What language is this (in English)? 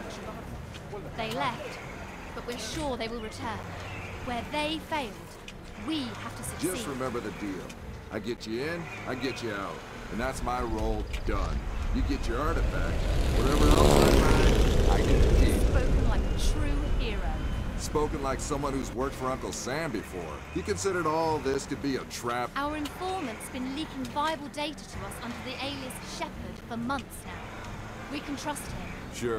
English